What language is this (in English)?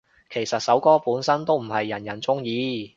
Cantonese